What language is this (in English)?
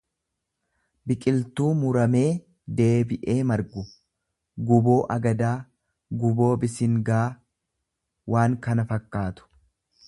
Oromo